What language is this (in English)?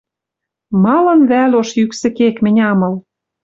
Western Mari